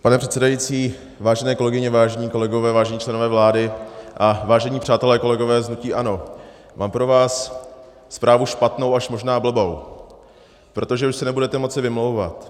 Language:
Czech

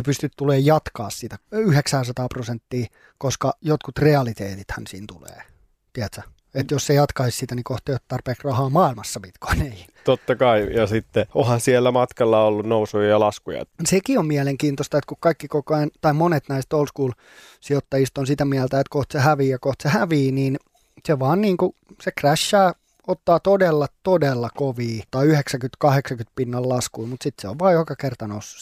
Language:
Finnish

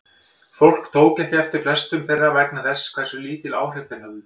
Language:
Icelandic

